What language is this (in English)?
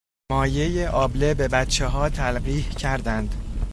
Persian